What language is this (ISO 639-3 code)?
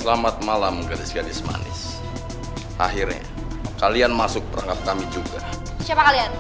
ind